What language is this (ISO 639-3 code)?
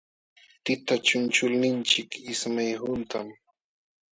qxw